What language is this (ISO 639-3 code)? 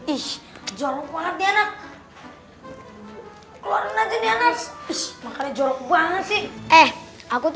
ind